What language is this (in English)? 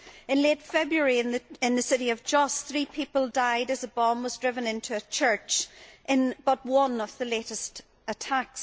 English